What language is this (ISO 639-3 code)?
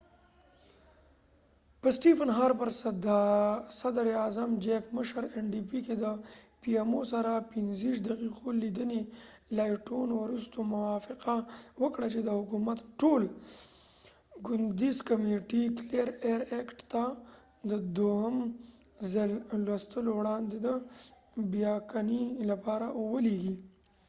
pus